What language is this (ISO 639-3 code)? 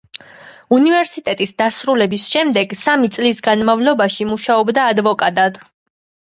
kat